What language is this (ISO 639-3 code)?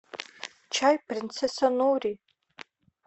rus